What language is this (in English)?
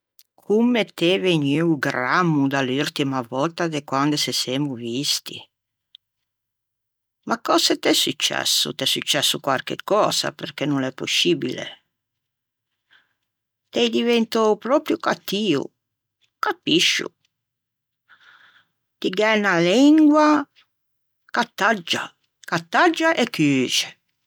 Ligurian